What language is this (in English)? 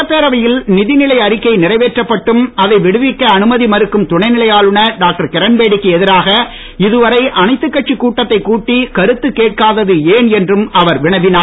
Tamil